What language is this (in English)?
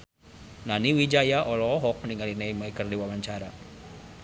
Sundanese